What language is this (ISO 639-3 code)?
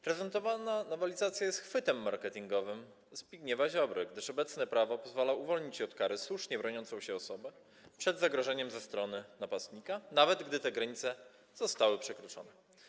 pol